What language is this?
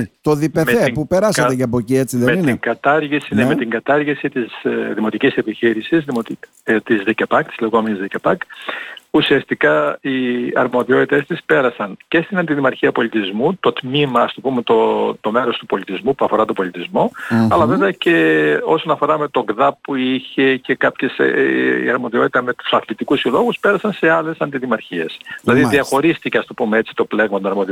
Greek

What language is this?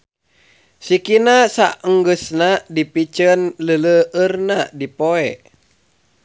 Sundanese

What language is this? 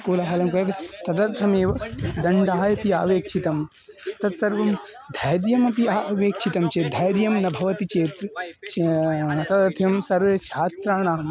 Sanskrit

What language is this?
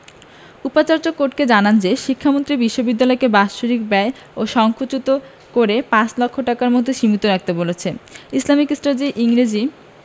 Bangla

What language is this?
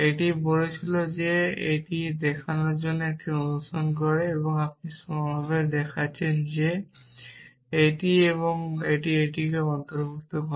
Bangla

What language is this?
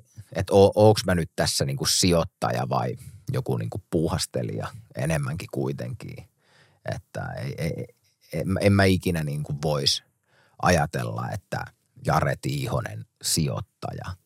Finnish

